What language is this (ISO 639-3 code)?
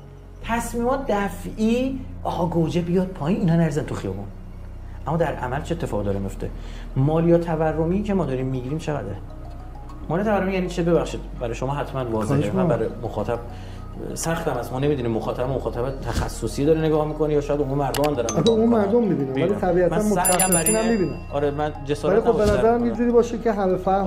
fas